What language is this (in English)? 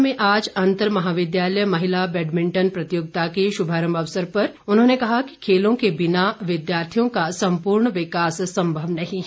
Hindi